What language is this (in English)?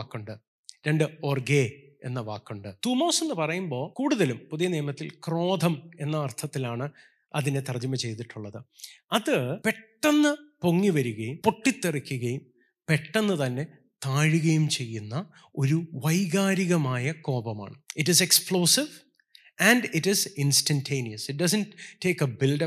Malayalam